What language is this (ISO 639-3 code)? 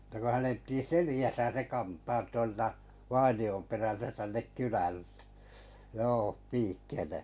fin